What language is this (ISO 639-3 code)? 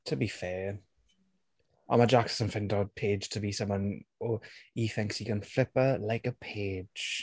cym